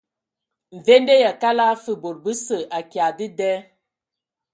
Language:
Ewondo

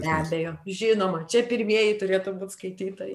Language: Lithuanian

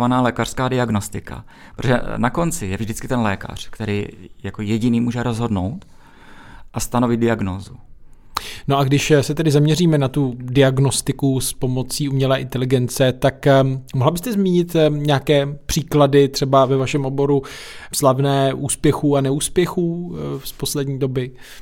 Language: Czech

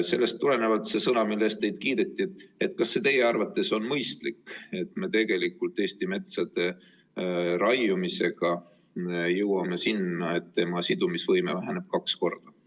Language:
Estonian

